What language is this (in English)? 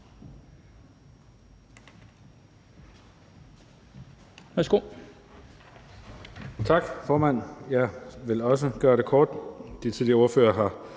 Danish